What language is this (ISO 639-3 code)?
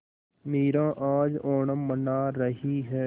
hin